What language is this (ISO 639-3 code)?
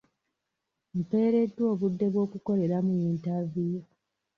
lug